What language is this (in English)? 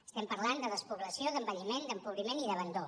Catalan